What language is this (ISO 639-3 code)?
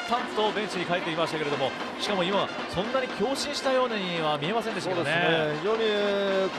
jpn